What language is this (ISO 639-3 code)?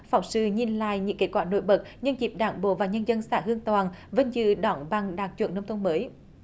vie